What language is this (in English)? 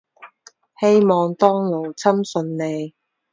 Cantonese